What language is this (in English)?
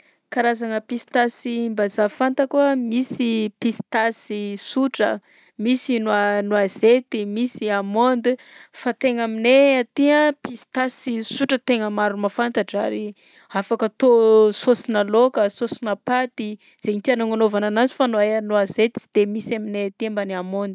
Southern Betsimisaraka Malagasy